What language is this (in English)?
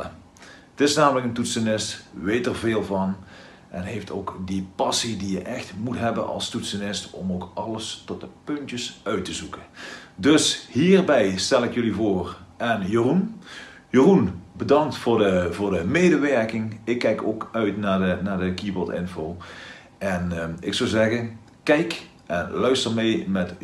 Dutch